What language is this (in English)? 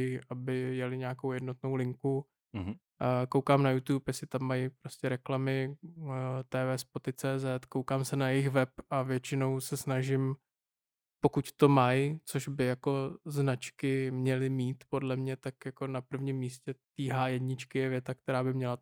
Czech